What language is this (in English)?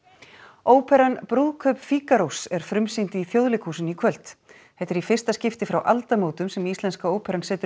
Icelandic